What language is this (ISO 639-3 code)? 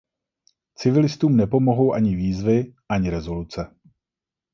ces